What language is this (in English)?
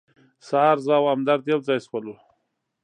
Pashto